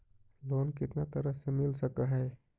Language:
Magahi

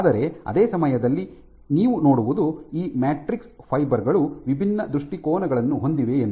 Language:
Kannada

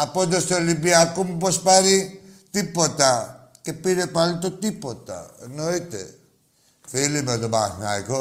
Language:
Greek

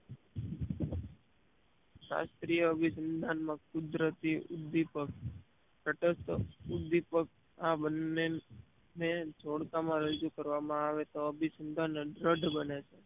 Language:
Gujarati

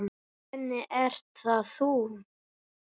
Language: Icelandic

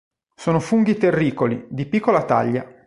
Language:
Italian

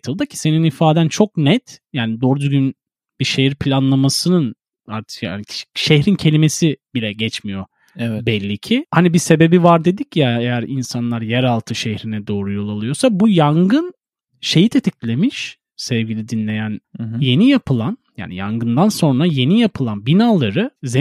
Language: Turkish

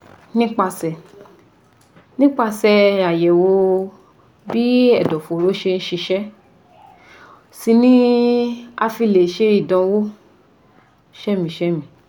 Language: Yoruba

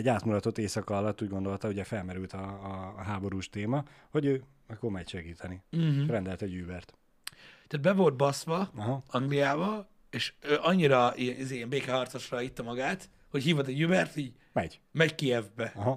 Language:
Hungarian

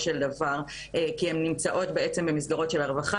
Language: Hebrew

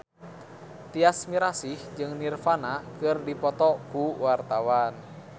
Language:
Sundanese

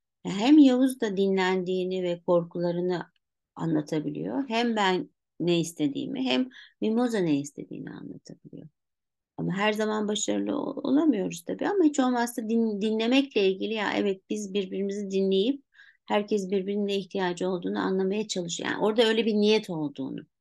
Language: Turkish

